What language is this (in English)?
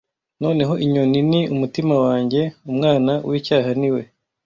Kinyarwanda